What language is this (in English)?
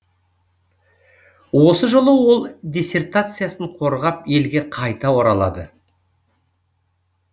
Kazakh